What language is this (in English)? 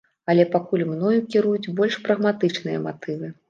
Belarusian